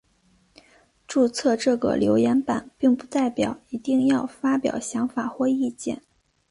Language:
Chinese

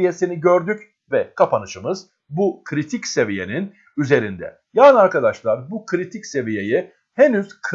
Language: Turkish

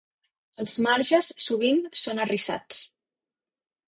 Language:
Catalan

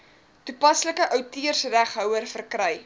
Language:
Afrikaans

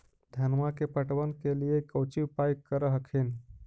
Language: Magahi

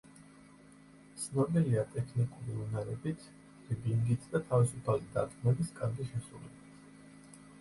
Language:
Georgian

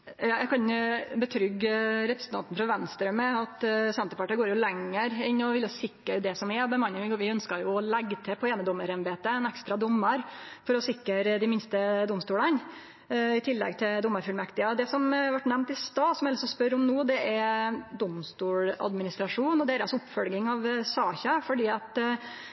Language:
Norwegian Nynorsk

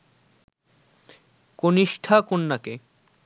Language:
Bangla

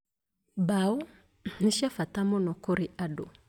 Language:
Kikuyu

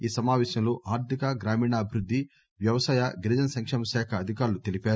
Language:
Telugu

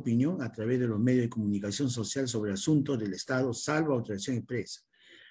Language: Spanish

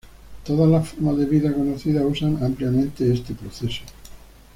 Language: Spanish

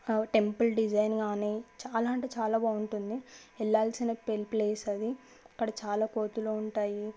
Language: Telugu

